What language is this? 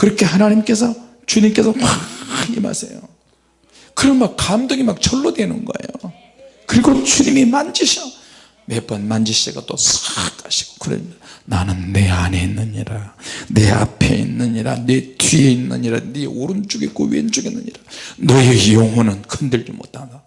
Korean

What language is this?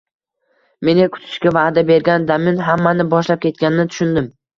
Uzbek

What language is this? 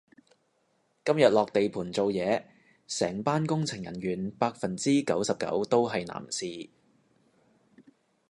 Cantonese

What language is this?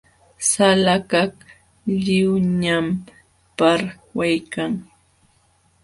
Jauja Wanca Quechua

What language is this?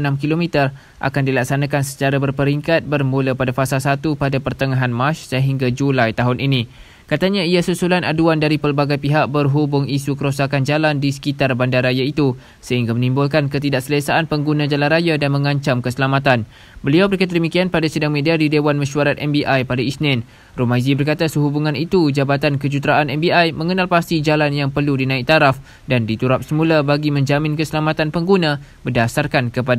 Malay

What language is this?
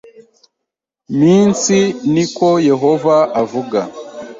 Kinyarwanda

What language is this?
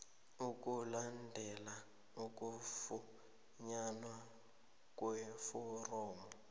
South Ndebele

